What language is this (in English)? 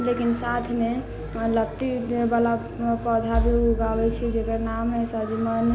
Maithili